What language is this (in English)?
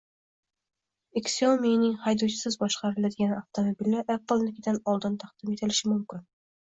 Uzbek